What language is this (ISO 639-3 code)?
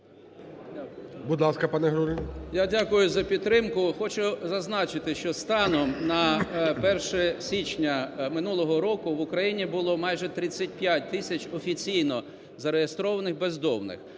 ukr